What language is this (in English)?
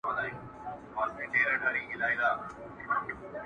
Pashto